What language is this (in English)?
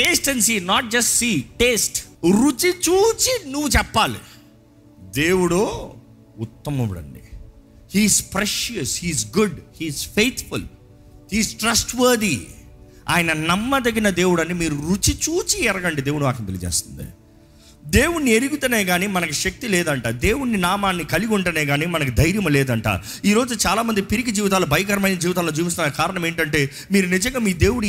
Telugu